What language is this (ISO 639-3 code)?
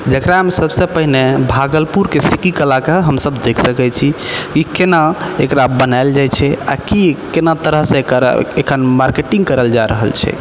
mai